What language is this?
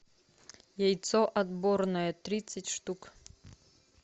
Russian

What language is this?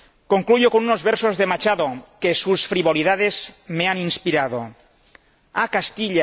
Spanish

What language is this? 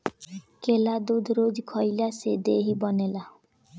Bhojpuri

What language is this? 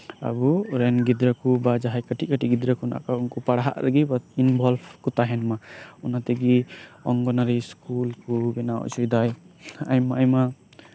Santali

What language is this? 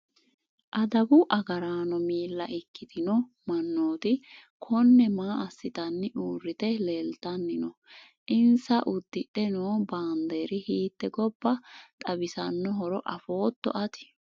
Sidamo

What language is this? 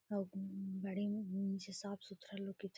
Magahi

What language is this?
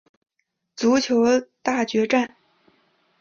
Chinese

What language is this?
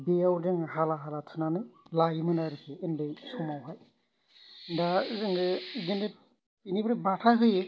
Bodo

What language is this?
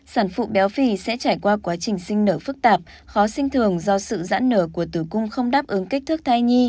Vietnamese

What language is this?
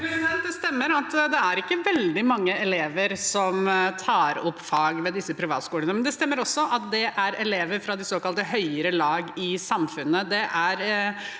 Norwegian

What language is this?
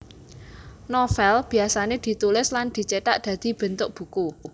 Javanese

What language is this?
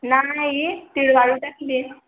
Marathi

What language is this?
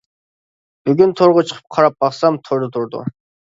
Uyghur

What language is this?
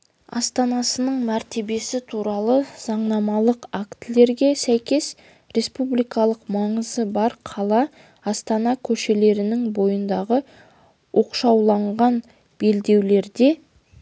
Kazakh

